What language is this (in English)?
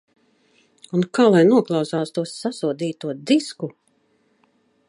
Latvian